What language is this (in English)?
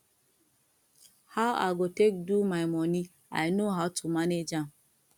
Nigerian Pidgin